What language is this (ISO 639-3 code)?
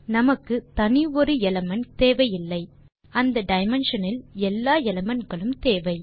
tam